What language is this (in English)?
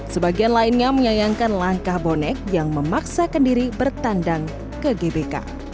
Indonesian